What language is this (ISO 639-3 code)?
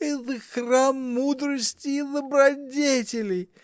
rus